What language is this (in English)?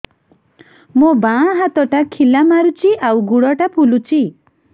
Odia